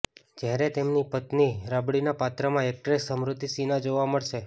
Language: Gujarati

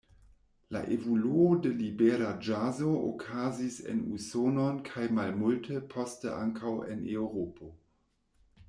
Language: Esperanto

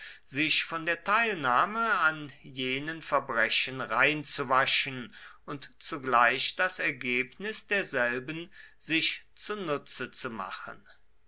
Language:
German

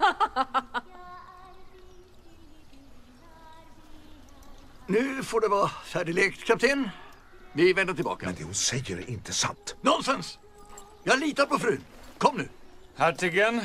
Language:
Swedish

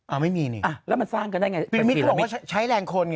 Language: Thai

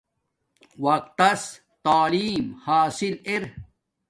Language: Domaaki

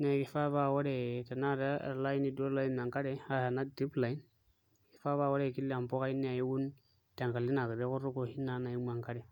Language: Masai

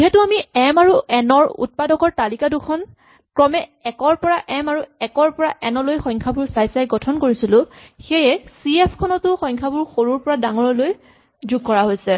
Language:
Assamese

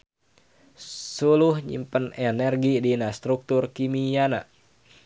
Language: Sundanese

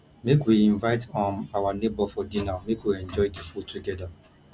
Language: Nigerian Pidgin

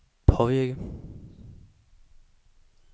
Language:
Danish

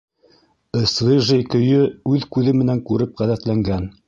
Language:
Bashkir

